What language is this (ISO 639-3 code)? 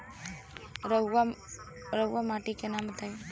bho